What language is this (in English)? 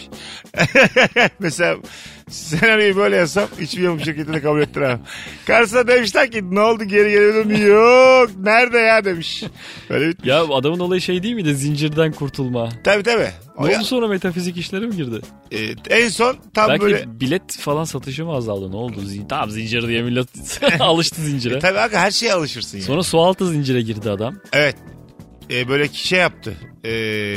Turkish